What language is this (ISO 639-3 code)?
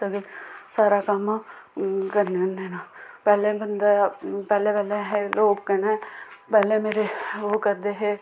doi